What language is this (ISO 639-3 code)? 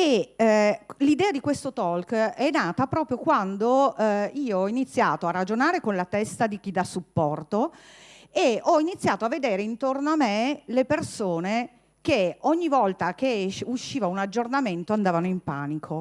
ita